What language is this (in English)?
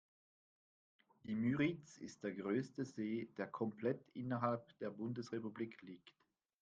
German